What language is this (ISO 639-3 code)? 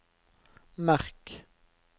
nor